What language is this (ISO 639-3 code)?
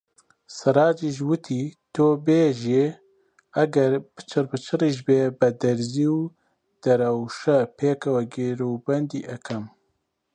ckb